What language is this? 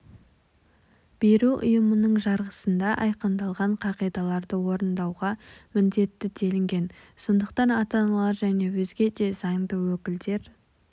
Kazakh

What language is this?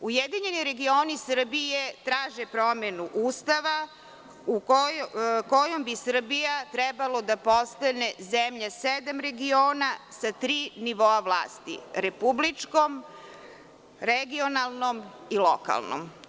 Serbian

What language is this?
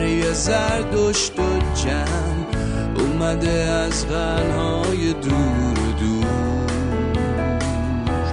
Persian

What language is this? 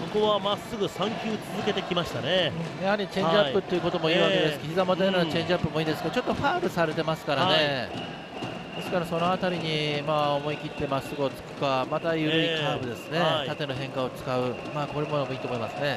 Japanese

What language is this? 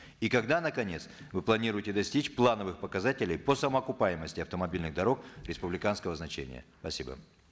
Kazakh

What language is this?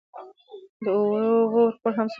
Pashto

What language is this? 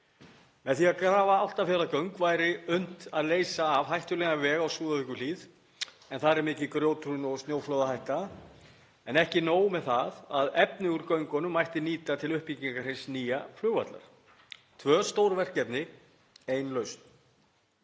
Icelandic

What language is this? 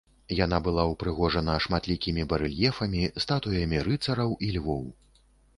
Belarusian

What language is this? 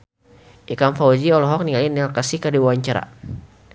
Sundanese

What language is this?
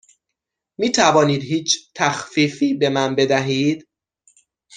Persian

